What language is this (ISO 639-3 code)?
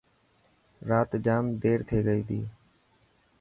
mki